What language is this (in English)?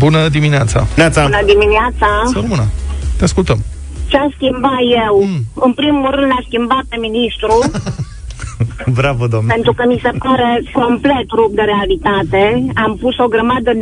Romanian